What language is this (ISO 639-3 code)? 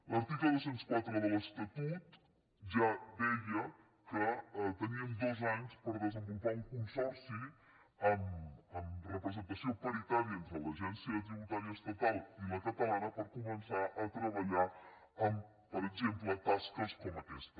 cat